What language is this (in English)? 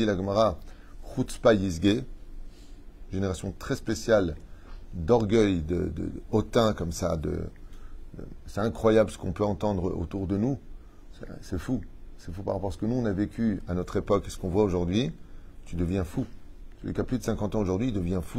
French